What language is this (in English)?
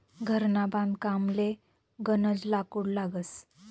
Marathi